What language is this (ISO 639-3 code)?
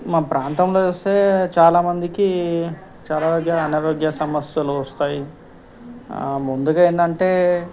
tel